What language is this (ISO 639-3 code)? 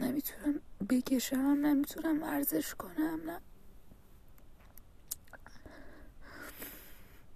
fas